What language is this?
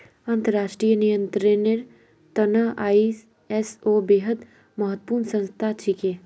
Magahi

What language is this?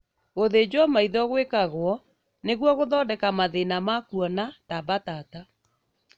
Kikuyu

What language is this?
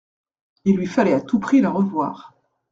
French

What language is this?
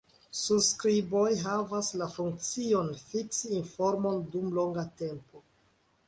Esperanto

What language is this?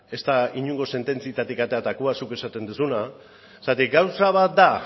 Basque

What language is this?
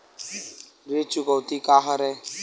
Chhattisgarhi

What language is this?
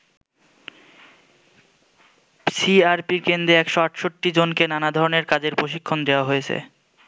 Bangla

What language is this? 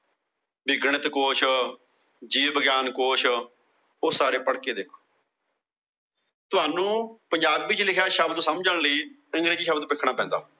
Punjabi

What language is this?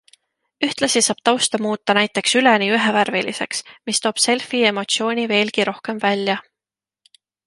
Estonian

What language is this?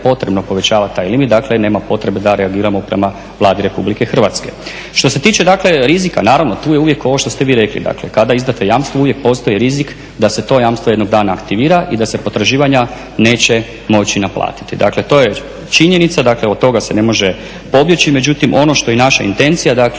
Croatian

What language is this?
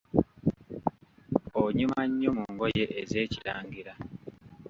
Ganda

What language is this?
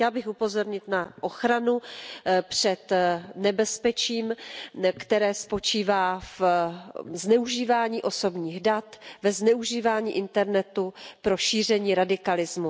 Czech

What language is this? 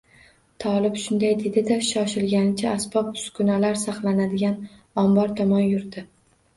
Uzbek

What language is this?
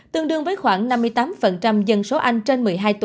Vietnamese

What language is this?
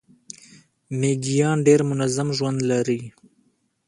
Pashto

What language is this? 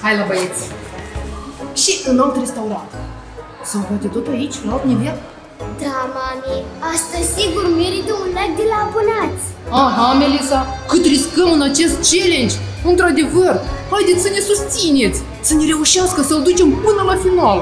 Romanian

